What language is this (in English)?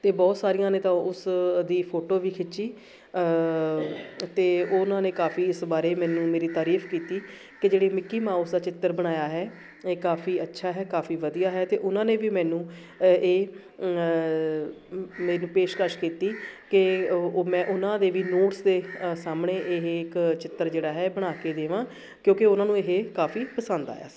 Punjabi